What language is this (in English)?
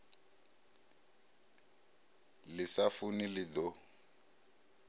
Venda